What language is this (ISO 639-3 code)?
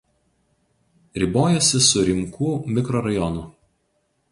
lit